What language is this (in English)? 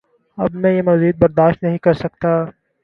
Urdu